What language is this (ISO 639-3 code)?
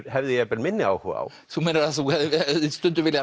isl